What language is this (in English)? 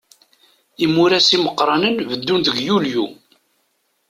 Kabyle